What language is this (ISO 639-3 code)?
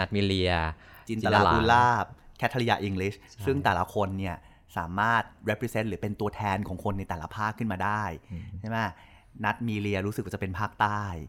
tha